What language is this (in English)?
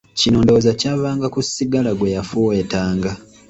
Ganda